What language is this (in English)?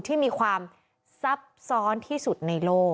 Thai